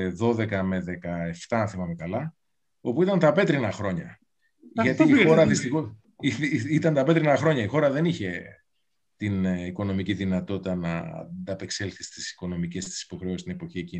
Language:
Greek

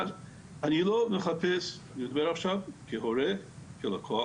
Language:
Hebrew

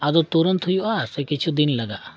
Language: Santali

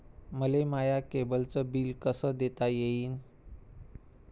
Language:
Marathi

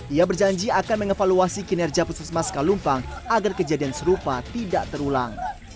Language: Indonesian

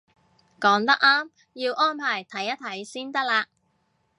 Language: Cantonese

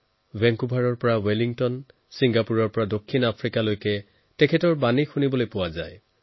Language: Assamese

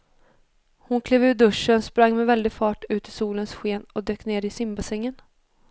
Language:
Swedish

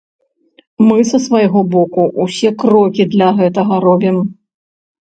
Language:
Belarusian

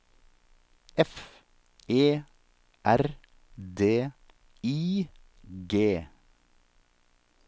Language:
Norwegian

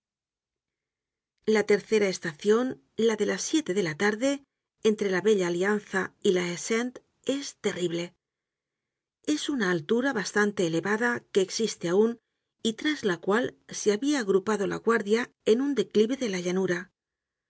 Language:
Spanish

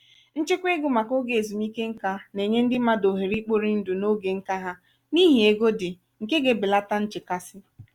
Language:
Igbo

